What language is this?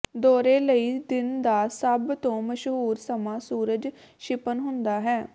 Punjabi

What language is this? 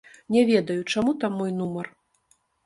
Belarusian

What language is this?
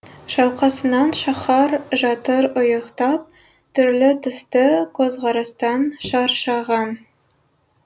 Kazakh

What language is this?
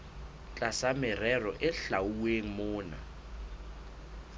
Southern Sotho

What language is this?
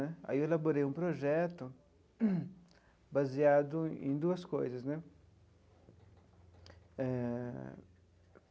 Portuguese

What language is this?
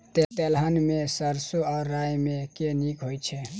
Maithili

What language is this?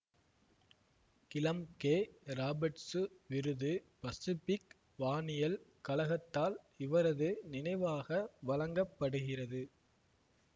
Tamil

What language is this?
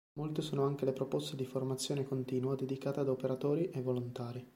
Italian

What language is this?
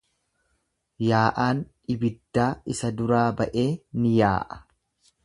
Oromo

